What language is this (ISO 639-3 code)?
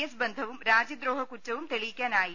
mal